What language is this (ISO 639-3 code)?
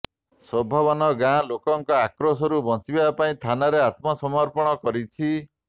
ori